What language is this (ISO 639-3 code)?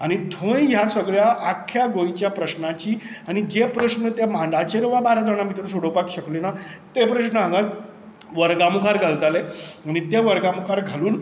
kok